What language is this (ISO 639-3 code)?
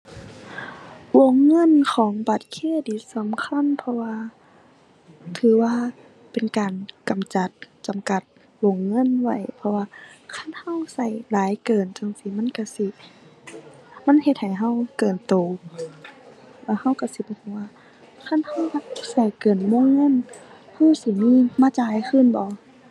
tha